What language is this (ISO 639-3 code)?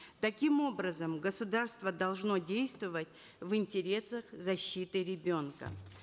kaz